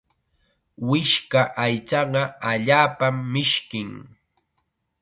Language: Chiquián Ancash Quechua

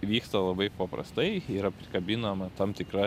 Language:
Lithuanian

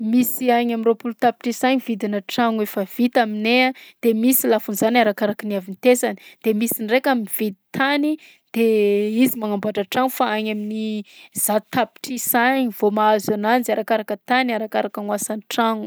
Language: Southern Betsimisaraka Malagasy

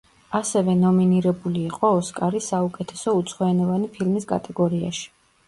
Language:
Georgian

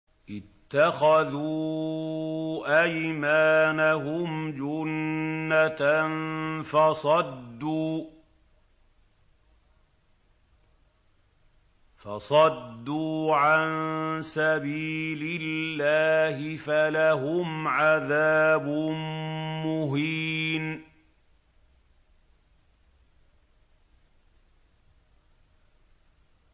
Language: Arabic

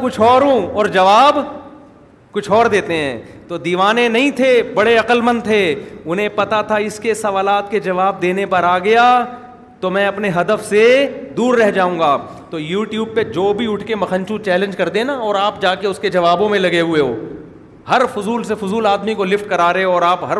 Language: Urdu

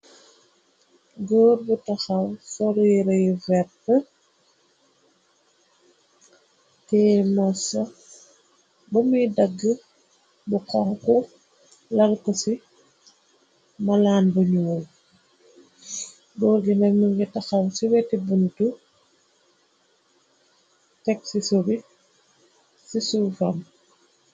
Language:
Wolof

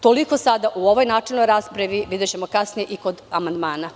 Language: Serbian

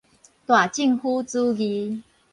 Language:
Min Nan Chinese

